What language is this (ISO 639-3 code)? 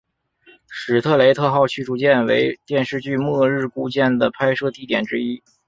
zho